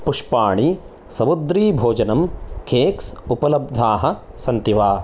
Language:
Sanskrit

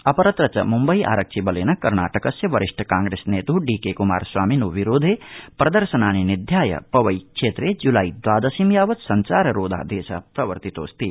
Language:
Sanskrit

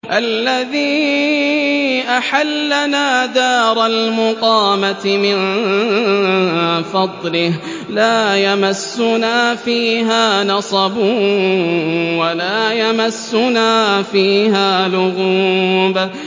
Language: Arabic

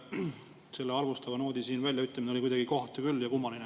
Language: Estonian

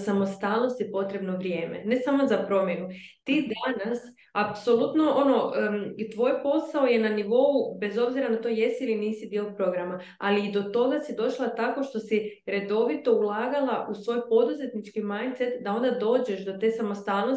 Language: Croatian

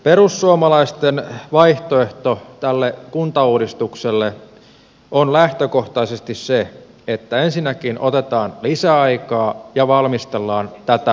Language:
Finnish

